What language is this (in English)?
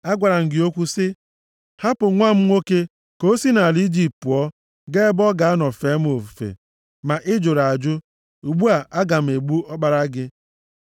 Igbo